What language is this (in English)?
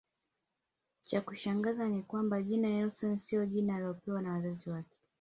Swahili